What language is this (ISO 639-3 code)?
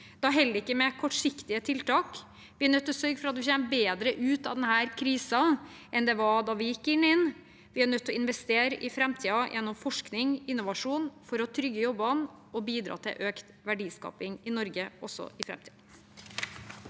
nor